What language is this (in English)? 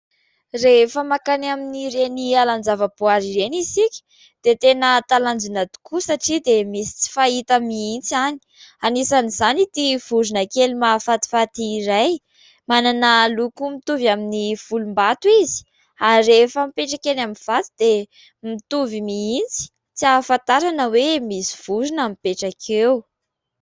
Malagasy